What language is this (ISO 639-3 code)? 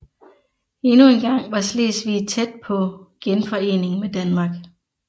dan